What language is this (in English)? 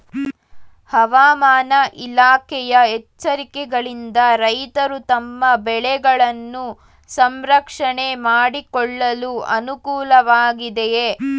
Kannada